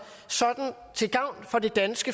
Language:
Danish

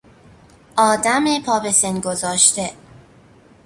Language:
Persian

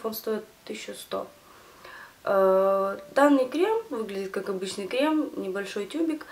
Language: Russian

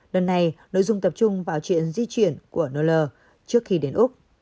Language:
Vietnamese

